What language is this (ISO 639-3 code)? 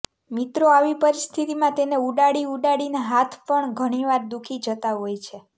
guj